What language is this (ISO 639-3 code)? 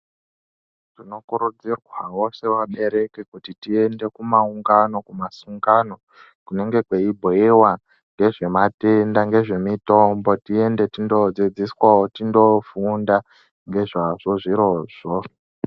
ndc